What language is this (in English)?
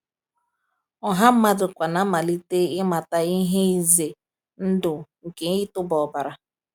Igbo